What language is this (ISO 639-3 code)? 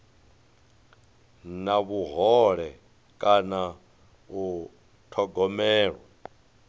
ven